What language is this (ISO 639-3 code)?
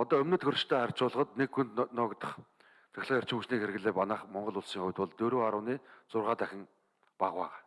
tur